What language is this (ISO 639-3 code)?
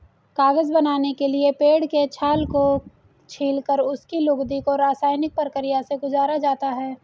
hin